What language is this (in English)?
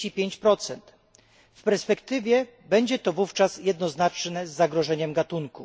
Polish